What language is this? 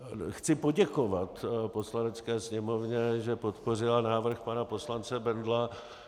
Czech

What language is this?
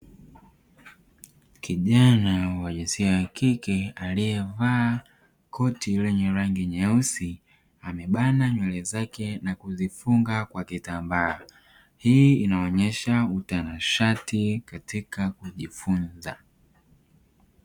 Swahili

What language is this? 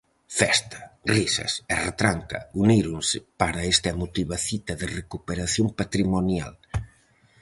Galician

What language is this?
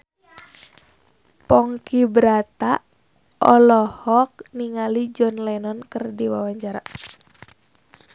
Sundanese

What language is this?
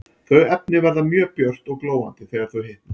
Icelandic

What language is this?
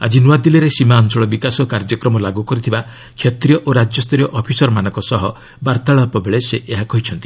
Odia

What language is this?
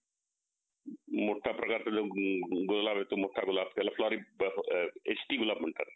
Marathi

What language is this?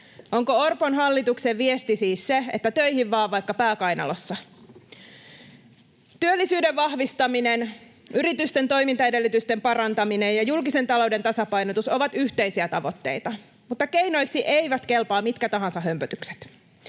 Finnish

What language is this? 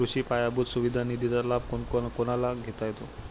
Marathi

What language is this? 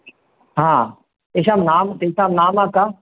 Sanskrit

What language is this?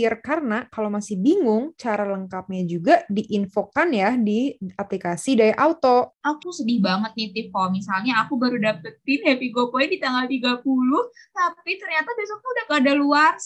Indonesian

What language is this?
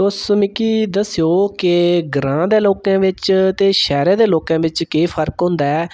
Dogri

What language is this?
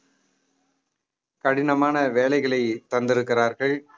Tamil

